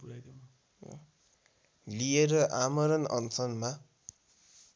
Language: Nepali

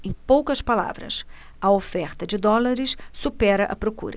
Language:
Portuguese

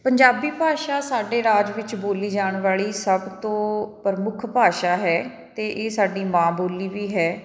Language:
Punjabi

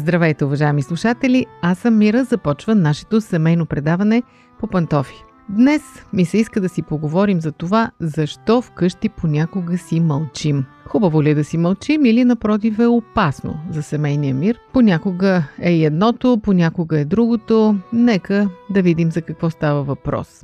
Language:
Bulgarian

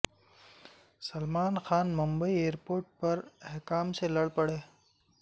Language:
Urdu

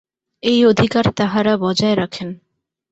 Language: Bangla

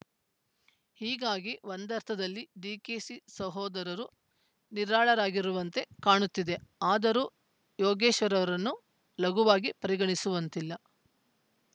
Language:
Kannada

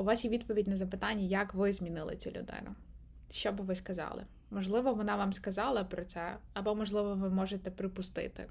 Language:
Ukrainian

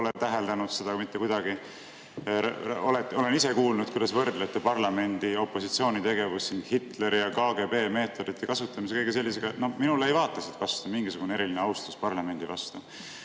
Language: Estonian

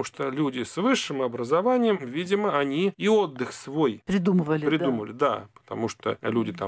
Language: Russian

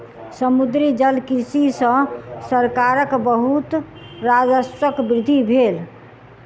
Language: Maithili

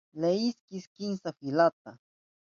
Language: Southern Pastaza Quechua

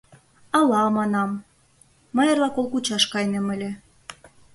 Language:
Mari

